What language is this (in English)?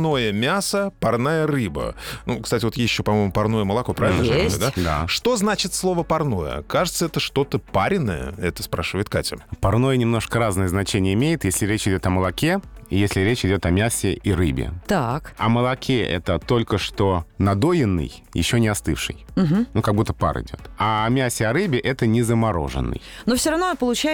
Russian